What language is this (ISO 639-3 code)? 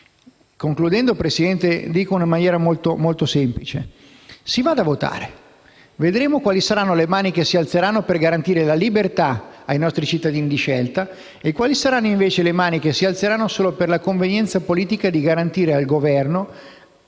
ita